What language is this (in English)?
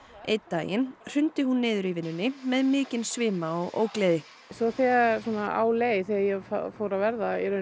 Icelandic